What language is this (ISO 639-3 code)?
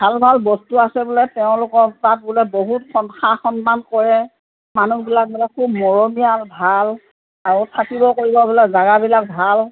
asm